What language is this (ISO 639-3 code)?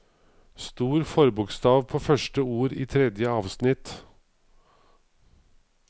nor